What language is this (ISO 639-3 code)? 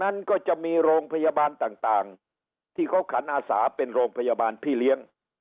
tha